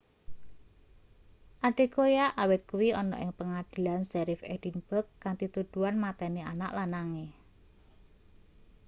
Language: Javanese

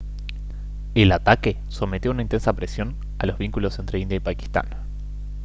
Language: Spanish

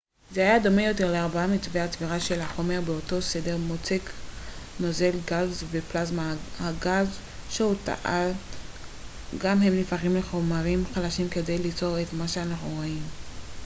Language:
Hebrew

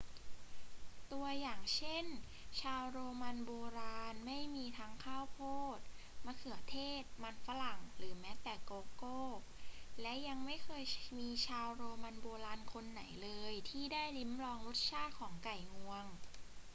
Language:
Thai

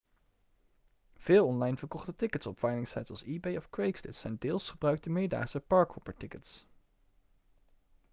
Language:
Dutch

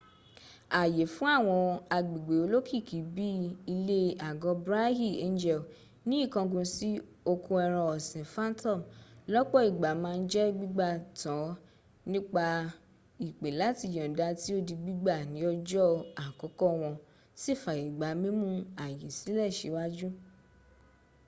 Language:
Yoruba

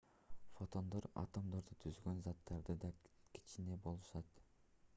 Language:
Kyrgyz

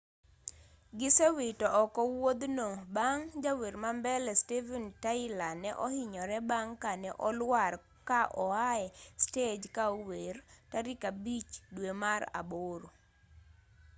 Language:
Luo (Kenya and Tanzania)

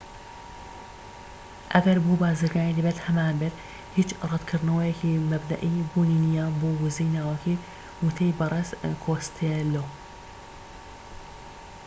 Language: Central Kurdish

